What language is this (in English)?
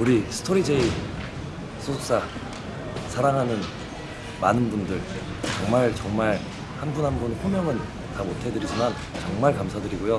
Korean